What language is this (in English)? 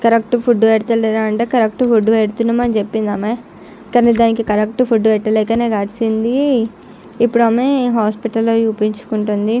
Telugu